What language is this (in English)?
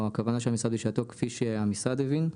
Hebrew